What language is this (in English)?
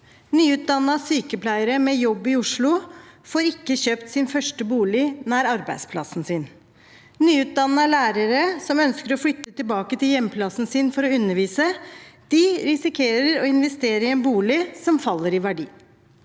Norwegian